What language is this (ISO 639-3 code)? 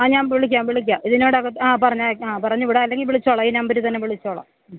mal